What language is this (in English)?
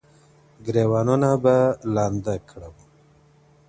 Pashto